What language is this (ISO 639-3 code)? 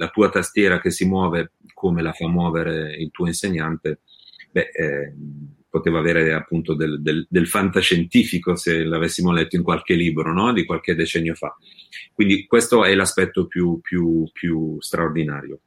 ita